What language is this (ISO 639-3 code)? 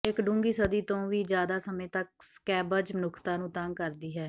pan